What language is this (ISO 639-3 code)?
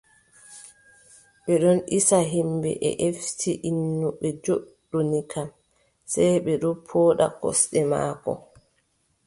fub